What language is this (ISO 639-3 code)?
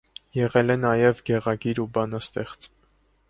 hye